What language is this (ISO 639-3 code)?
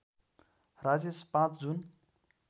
nep